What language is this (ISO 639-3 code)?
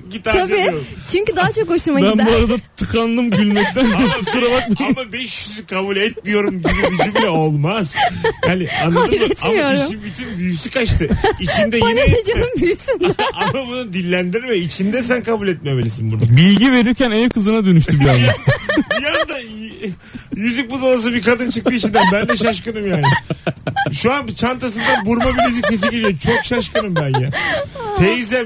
tur